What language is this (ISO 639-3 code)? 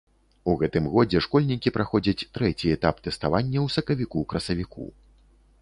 bel